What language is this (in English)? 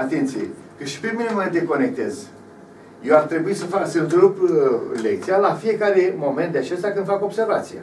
Romanian